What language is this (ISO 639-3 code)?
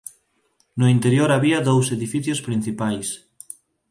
glg